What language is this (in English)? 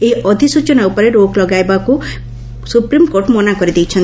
Odia